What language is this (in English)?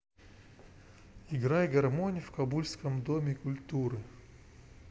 Russian